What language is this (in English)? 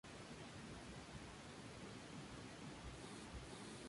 Spanish